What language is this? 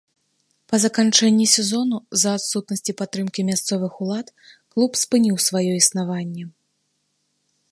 Belarusian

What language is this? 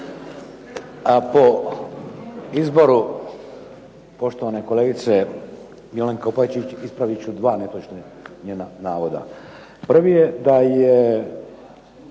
Croatian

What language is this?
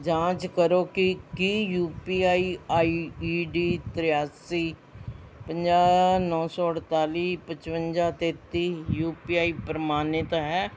Punjabi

